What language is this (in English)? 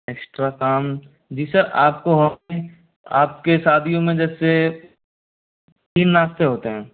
Hindi